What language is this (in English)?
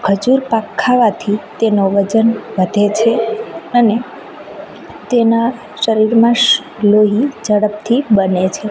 Gujarati